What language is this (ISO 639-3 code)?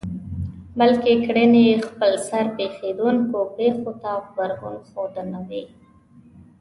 pus